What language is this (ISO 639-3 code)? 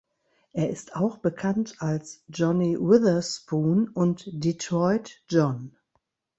deu